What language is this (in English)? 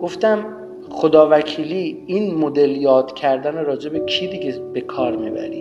Persian